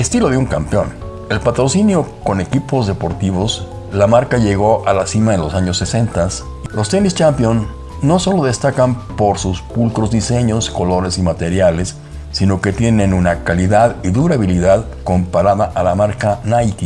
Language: Spanish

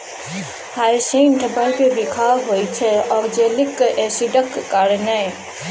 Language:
Maithili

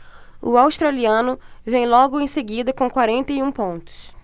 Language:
Portuguese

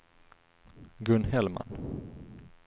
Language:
Swedish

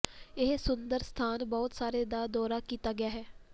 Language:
Punjabi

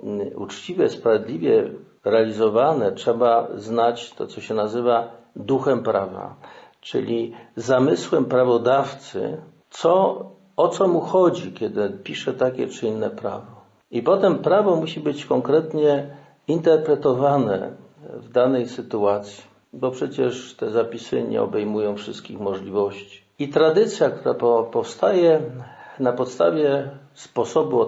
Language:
Polish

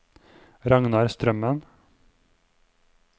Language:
Norwegian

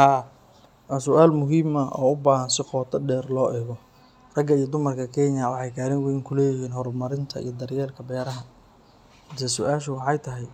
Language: Somali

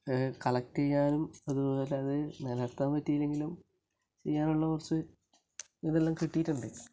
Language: Malayalam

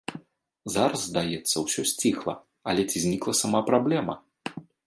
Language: Belarusian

